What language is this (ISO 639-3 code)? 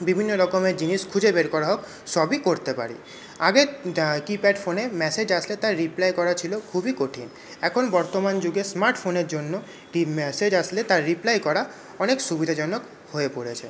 ben